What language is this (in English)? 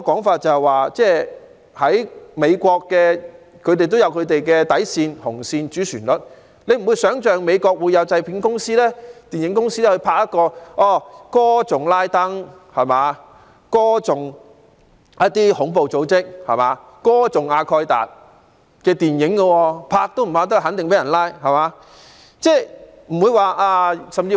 Cantonese